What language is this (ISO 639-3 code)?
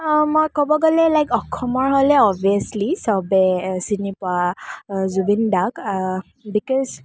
asm